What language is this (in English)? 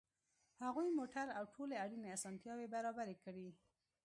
Pashto